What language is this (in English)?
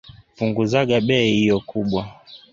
Swahili